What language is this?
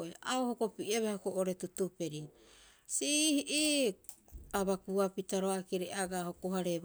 Rapoisi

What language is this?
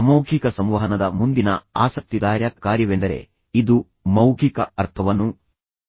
Kannada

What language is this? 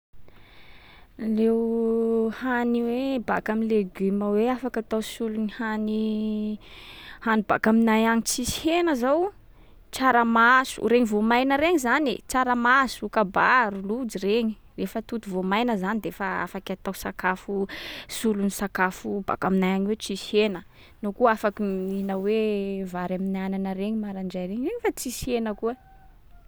Sakalava Malagasy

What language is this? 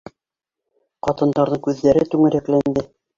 Bashkir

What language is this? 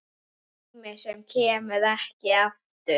Icelandic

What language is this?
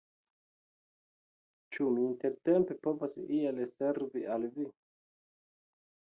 Esperanto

